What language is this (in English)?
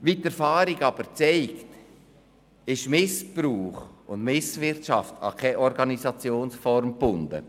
Swiss German